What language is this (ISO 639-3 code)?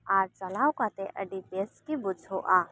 sat